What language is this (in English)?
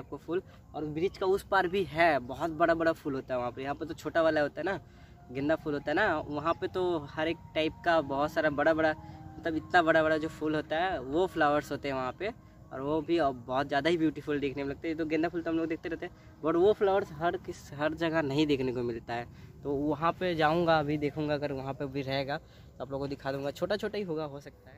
Hindi